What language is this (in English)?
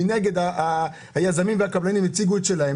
Hebrew